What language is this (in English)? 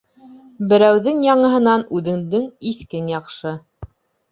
Bashkir